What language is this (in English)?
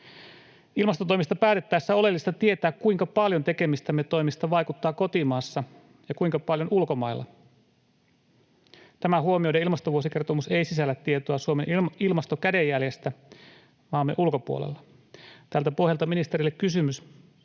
Finnish